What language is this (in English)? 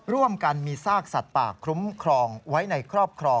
Thai